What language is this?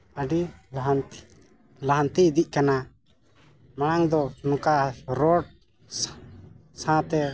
Santali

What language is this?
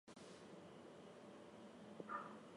English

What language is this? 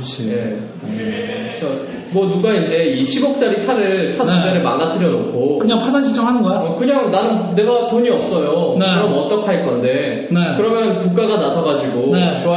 Korean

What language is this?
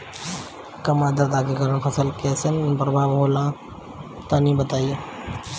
Bhojpuri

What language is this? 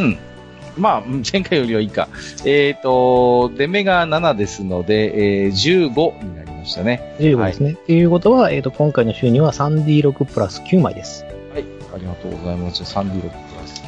Japanese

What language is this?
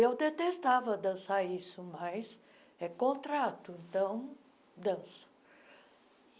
Portuguese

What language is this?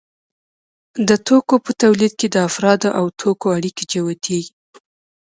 Pashto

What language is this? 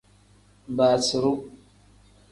Tem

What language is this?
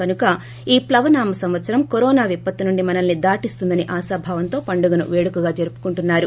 Telugu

